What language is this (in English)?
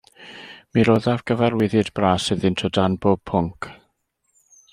Welsh